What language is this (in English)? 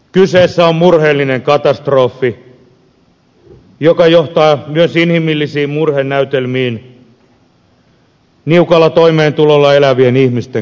Finnish